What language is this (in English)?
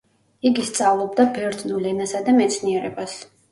Georgian